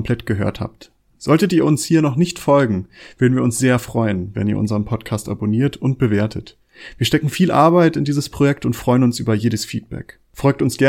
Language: German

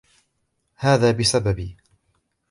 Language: Arabic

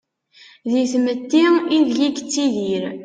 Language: Kabyle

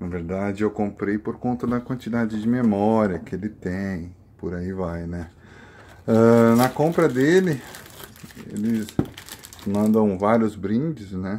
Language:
Portuguese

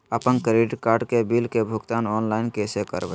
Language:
Magahi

